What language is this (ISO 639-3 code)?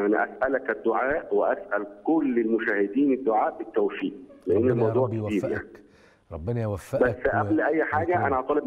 ara